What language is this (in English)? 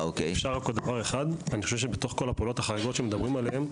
Hebrew